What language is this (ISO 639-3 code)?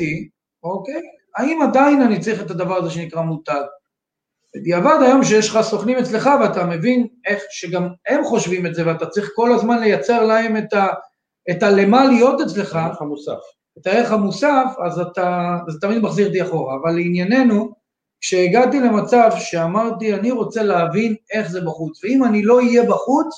heb